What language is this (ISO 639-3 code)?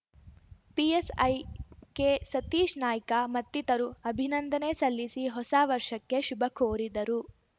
kan